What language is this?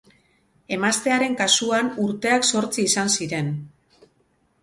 Basque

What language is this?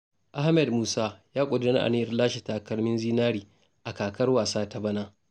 Hausa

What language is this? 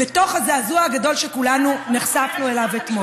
Hebrew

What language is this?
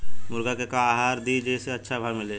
Bhojpuri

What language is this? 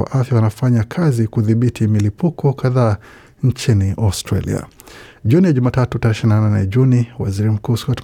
Swahili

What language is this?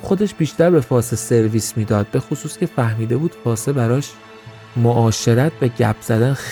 Persian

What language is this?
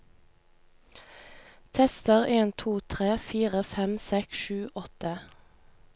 Norwegian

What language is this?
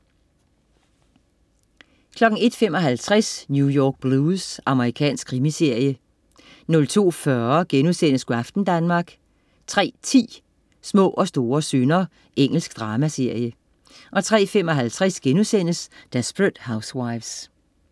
Danish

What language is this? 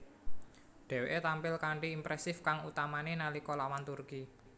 Javanese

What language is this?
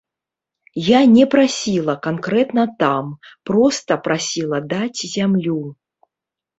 Belarusian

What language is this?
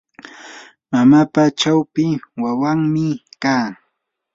Yanahuanca Pasco Quechua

